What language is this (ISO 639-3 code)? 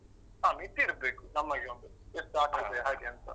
kan